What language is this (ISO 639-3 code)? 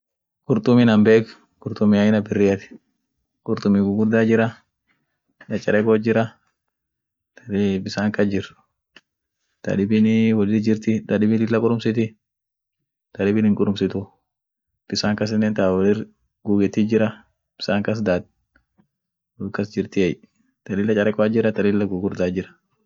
orc